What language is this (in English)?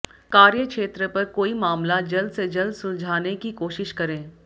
Hindi